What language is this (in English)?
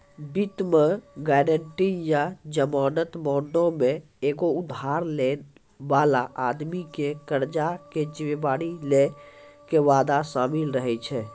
Maithili